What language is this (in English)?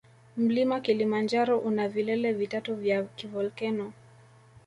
Swahili